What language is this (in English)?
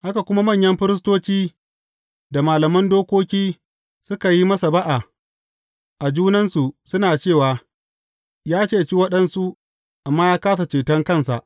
Hausa